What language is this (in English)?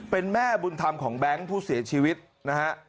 Thai